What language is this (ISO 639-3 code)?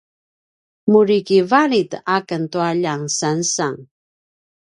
pwn